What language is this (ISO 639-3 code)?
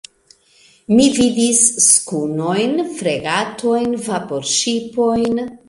epo